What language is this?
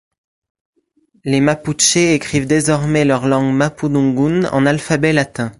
French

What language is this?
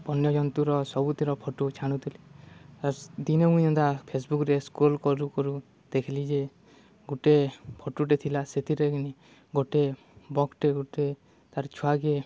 Odia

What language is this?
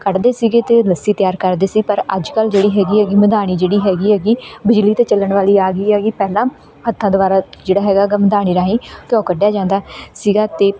Punjabi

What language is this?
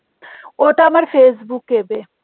Bangla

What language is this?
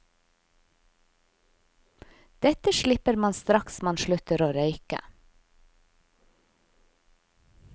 Norwegian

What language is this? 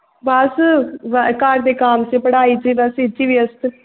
Punjabi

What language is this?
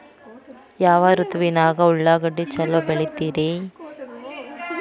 Kannada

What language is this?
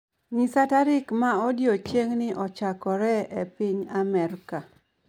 Luo (Kenya and Tanzania)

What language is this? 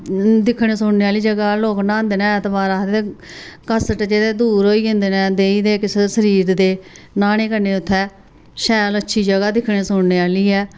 Dogri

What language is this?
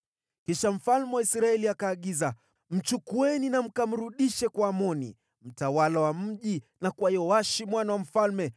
Swahili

